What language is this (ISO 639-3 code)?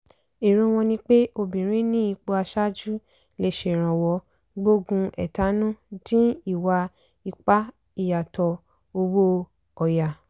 yor